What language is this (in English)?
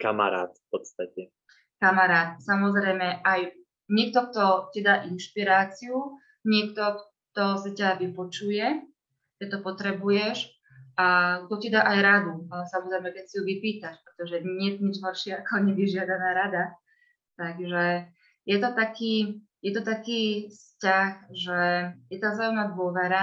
Slovak